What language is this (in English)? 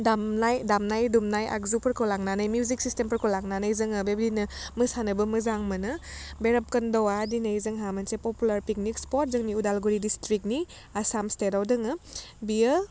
Bodo